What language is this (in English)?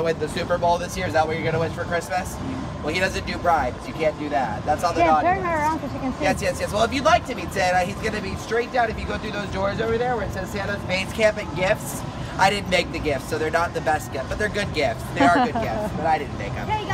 Portuguese